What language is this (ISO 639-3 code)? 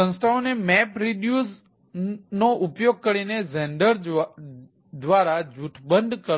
guj